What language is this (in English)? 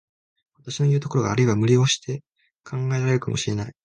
Japanese